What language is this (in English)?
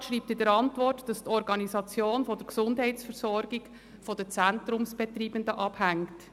Swiss German